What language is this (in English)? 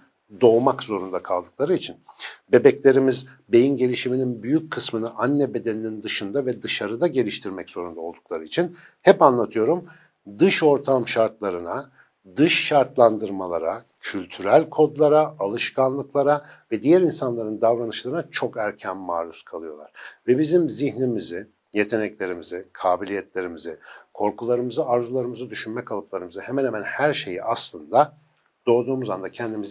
Turkish